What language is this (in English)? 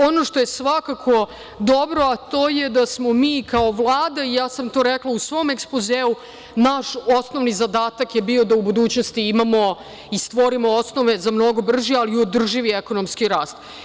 Serbian